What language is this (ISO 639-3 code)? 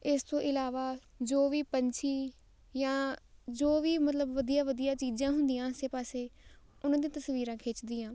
pan